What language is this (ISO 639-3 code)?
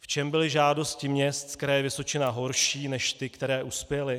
ces